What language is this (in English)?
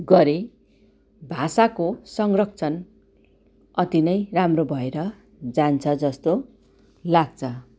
Nepali